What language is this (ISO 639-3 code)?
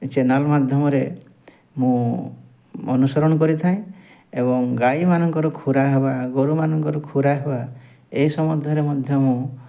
ori